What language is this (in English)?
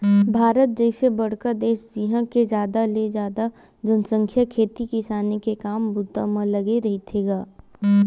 Chhattisgarhi